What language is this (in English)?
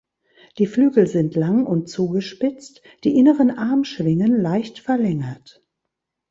German